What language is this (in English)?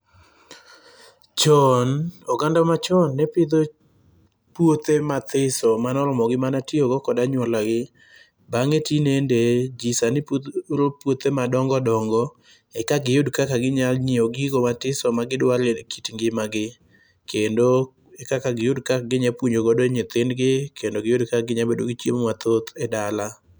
Luo (Kenya and Tanzania)